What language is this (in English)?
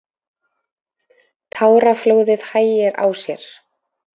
Icelandic